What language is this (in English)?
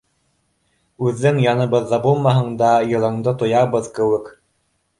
Bashkir